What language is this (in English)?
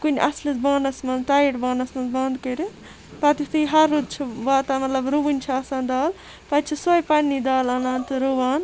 Kashmiri